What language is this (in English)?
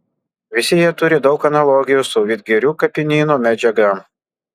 Lithuanian